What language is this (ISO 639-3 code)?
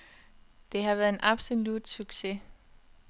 dan